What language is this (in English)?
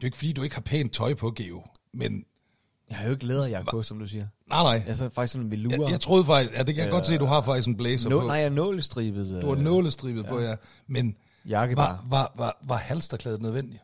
Danish